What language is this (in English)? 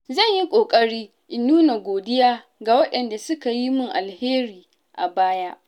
Hausa